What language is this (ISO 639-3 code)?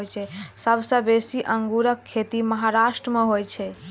mai